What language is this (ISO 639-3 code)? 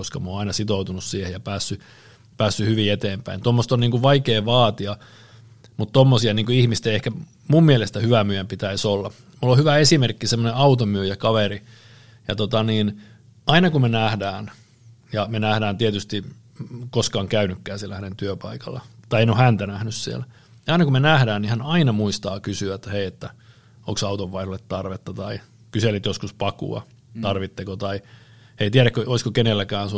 fin